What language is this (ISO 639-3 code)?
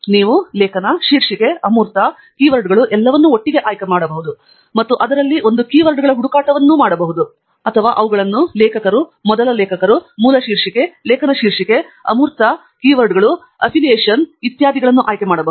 kan